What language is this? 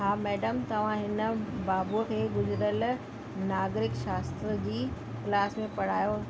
Sindhi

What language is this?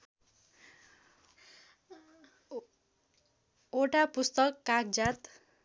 Nepali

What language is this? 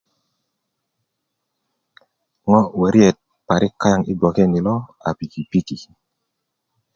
Kuku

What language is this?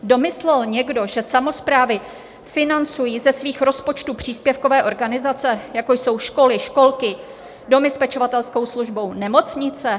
Czech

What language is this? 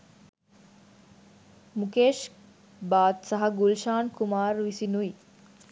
Sinhala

